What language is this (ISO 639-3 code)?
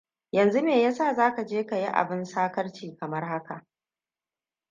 hau